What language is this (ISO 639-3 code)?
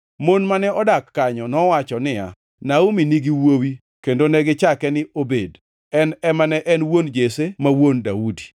luo